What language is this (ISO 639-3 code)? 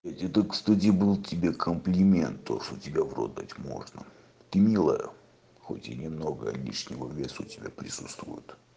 rus